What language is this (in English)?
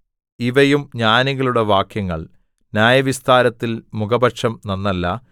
Malayalam